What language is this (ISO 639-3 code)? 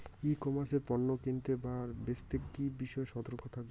ben